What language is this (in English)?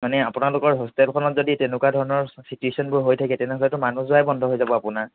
Assamese